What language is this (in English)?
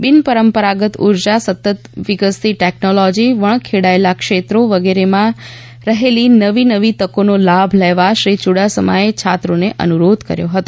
Gujarati